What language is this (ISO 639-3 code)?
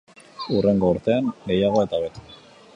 eus